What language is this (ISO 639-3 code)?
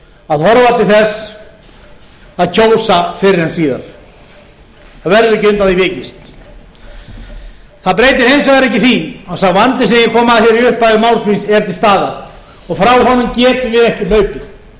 isl